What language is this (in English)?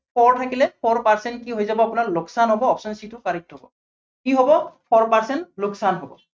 Assamese